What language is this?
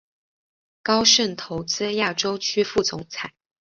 Chinese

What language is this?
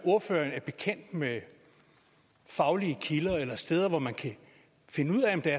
Danish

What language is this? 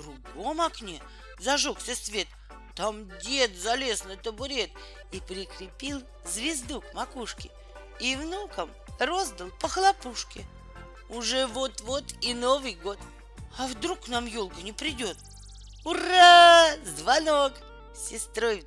Russian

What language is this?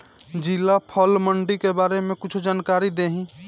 Bhojpuri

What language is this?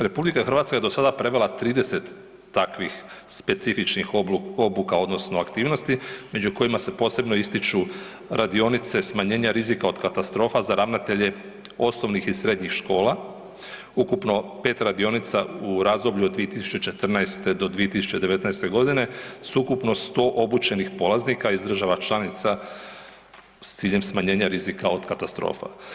Croatian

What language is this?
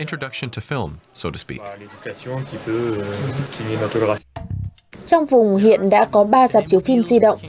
Vietnamese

